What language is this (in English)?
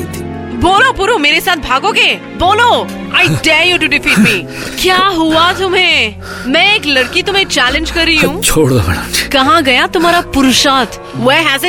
Hindi